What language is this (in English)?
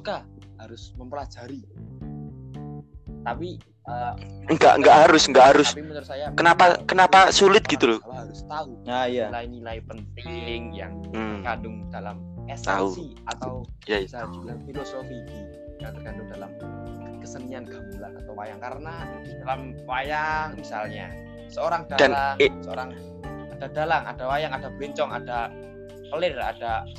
Indonesian